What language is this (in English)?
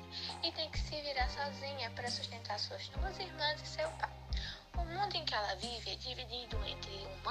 Portuguese